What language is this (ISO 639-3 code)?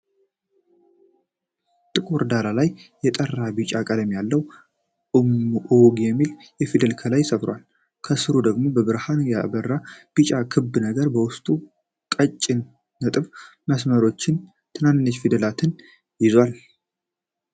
amh